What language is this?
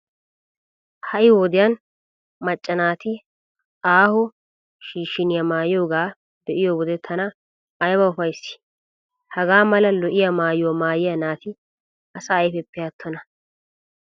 Wolaytta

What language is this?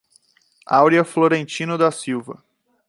Portuguese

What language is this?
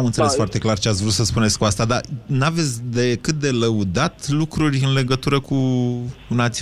Romanian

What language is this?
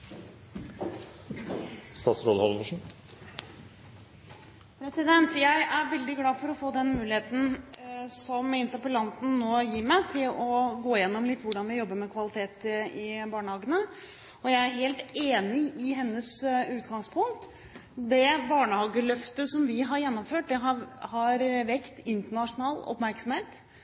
Norwegian Bokmål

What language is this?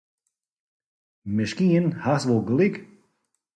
Western Frisian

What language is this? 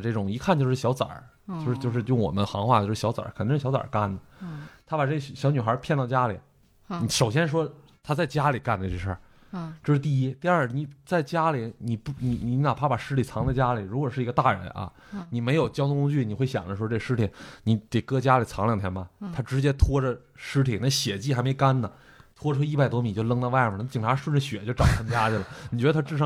Chinese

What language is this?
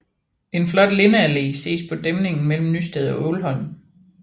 Danish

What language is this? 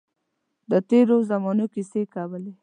Pashto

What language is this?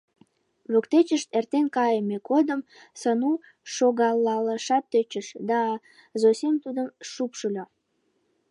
Mari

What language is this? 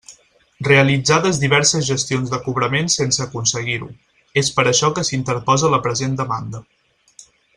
Catalan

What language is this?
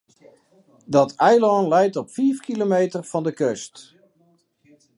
Western Frisian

